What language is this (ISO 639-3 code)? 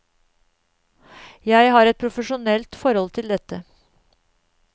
nor